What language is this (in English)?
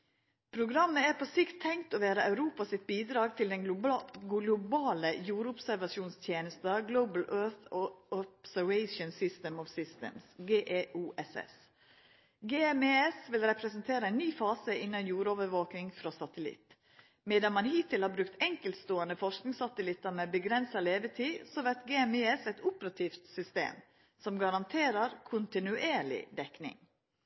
Norwegian Nynorsk